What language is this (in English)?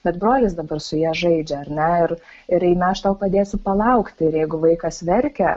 Lithuanian